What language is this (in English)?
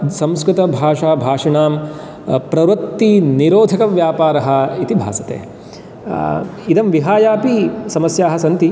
Sanskrit